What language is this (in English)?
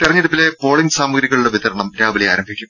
Malayalam